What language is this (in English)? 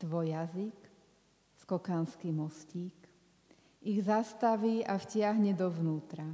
Slovak